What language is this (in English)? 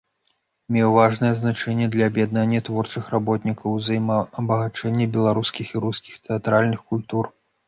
Belarusian